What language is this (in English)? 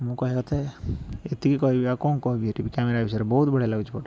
Odia